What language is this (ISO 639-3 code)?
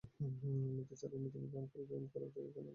ben